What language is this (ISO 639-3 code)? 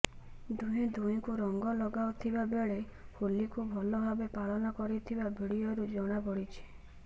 ori